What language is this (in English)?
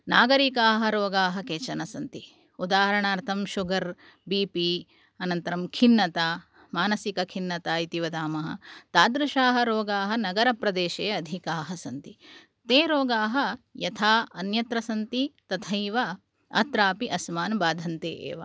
Sanskrit